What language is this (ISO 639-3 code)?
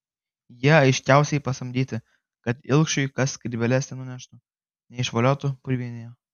lit